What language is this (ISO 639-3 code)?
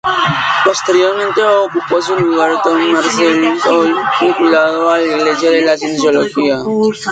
spa